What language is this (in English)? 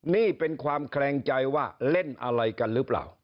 Thai